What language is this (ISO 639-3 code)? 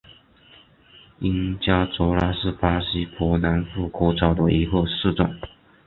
zho